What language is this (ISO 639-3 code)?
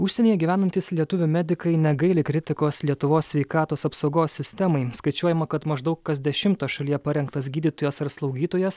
lit